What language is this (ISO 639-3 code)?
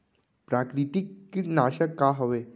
hne